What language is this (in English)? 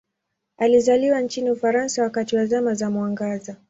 Swahili